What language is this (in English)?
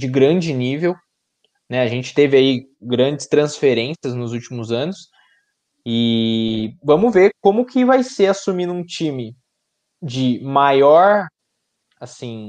Portuguese